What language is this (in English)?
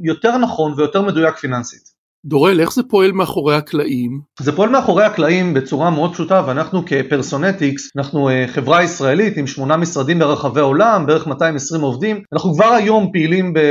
Hebrew